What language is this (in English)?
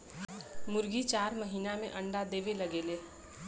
Bhojpuri